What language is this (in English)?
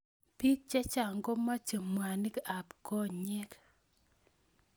Kalenjin